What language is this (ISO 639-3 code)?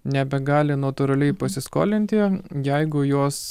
lit